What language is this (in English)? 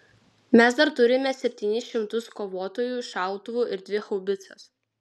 Lithuanian